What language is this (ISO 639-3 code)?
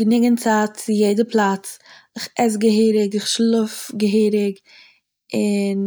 yid